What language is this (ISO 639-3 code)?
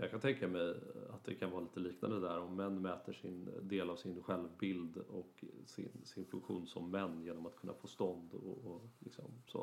swe